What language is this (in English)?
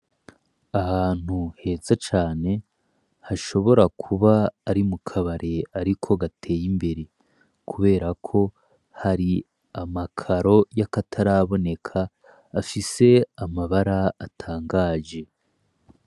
Rundi